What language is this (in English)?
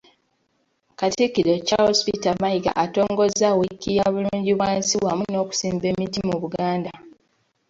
Ganda